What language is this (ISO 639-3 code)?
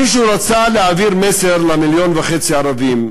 heb